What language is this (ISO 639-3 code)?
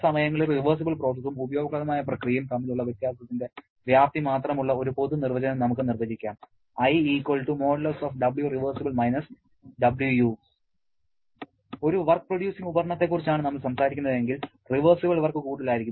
mal